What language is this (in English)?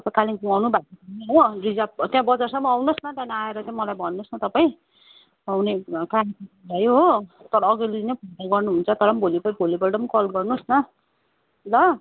Nepali